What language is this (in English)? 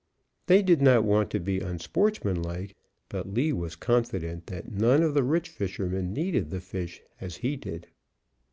English